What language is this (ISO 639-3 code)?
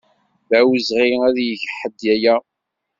kab